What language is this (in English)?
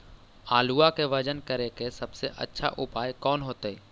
Magahi